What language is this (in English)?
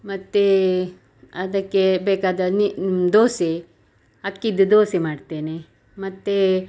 Kannada